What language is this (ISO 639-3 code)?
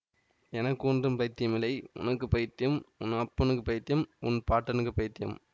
tam